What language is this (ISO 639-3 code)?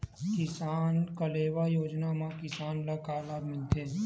hne